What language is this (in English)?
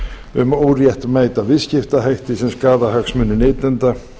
Icelandic